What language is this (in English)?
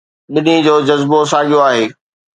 Sindhi